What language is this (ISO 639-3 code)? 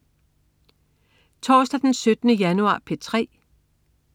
dan